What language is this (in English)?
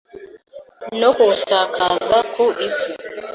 Kinyarwanda